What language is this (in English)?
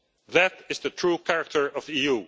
English